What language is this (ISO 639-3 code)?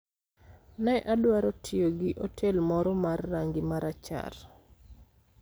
luo